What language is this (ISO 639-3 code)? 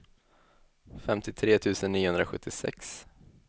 swe